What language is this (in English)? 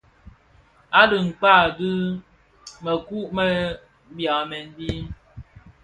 Bafia